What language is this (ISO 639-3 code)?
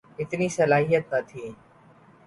urd